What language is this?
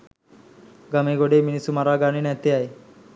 Sinhala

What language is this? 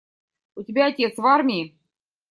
Russian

